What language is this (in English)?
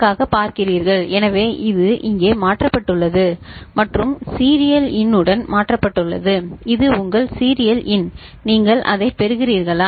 Tamil